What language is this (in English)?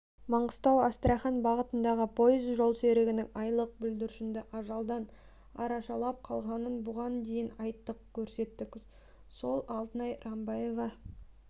Kazakh